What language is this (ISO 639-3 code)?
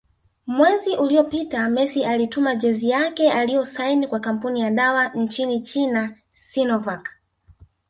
swa